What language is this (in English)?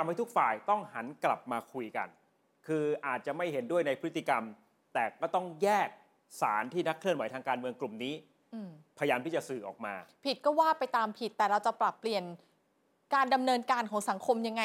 Thai